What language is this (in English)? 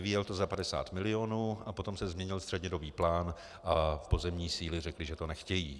Czech